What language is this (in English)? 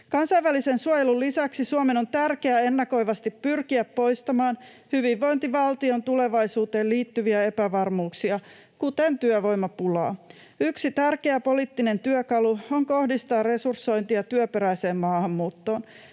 Finnish